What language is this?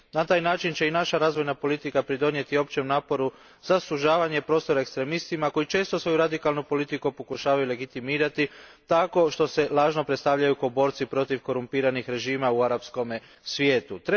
Croatian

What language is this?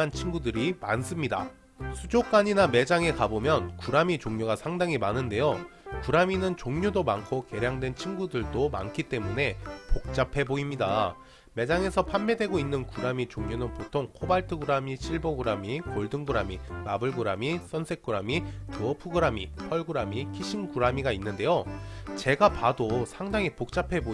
Korean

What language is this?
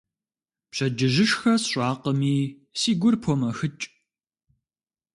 Kabardian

